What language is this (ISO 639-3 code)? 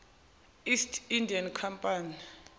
zul